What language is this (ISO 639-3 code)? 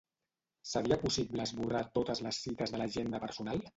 cat